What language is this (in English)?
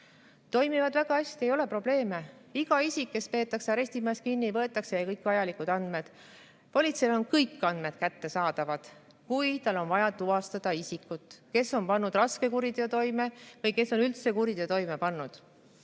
Estonian